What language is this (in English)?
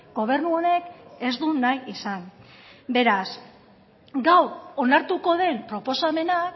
Basque